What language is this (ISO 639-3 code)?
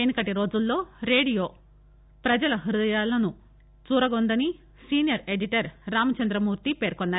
tel